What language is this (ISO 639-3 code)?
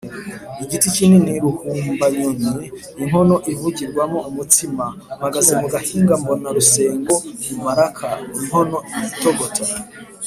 kin